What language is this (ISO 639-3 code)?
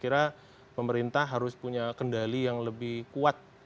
ind